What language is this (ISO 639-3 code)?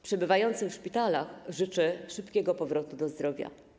pol